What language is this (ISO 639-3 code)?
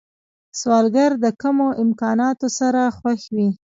pus